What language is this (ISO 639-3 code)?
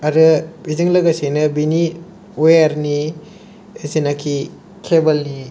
brx